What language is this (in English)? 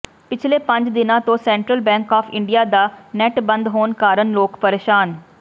Punjabi